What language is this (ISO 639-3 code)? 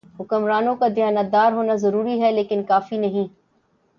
urd